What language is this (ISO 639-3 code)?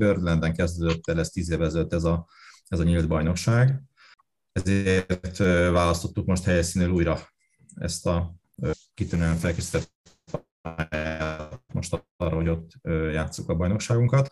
hun